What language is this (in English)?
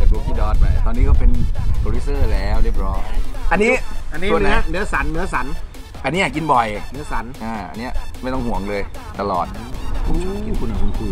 Thai